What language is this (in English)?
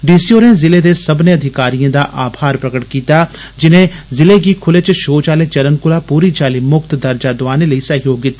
Dogri